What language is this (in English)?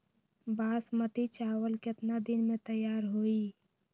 Magahi